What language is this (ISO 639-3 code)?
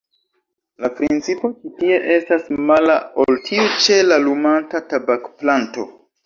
epo